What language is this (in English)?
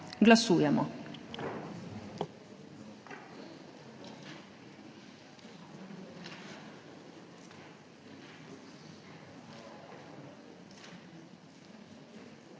Slovenian